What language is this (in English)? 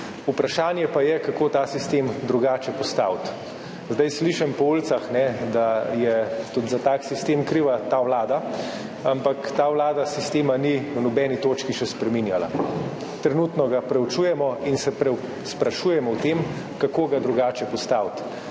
Slovenian